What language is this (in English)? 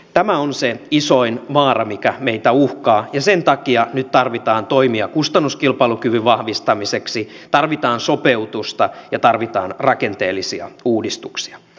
Finnish